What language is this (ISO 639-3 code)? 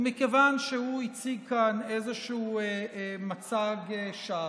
heb